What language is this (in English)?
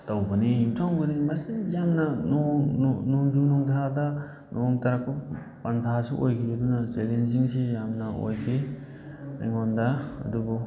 Manipuri